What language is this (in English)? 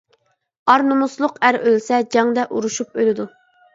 Uyghur